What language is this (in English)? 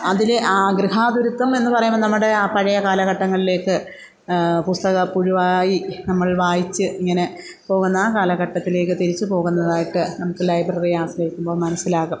Malayalam